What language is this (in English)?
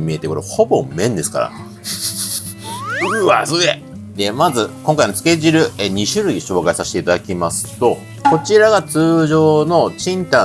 Japanese